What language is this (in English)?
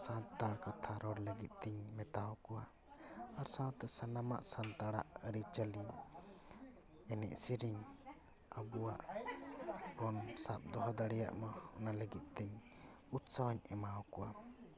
Santali